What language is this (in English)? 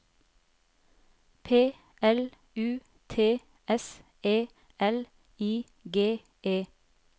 Norwegian